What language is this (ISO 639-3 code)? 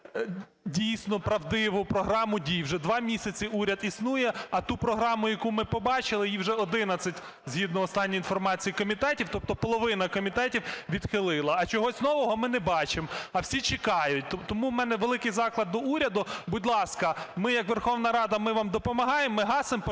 ukr